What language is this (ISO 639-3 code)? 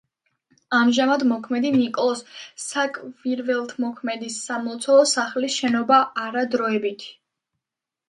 kat